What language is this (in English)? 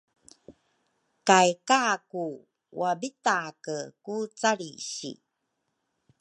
Rukai